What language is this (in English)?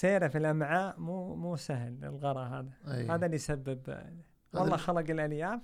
Arabic